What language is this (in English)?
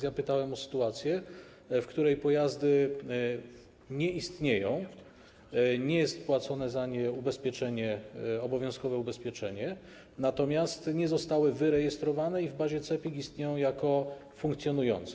Polish